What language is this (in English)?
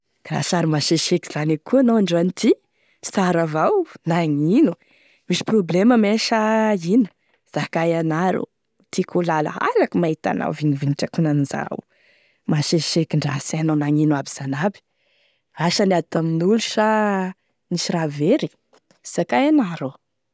Tesaka Malagasy